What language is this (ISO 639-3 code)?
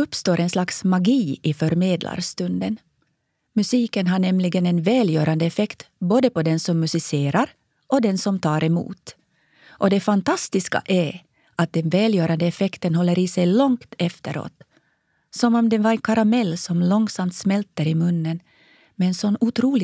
swe